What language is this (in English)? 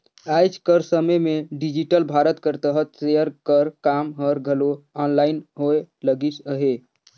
Chhattisgarhi